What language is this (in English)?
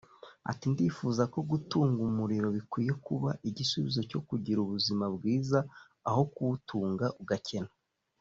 Kinyarwanda